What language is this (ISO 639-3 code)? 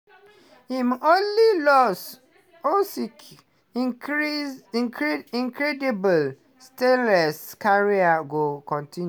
pcm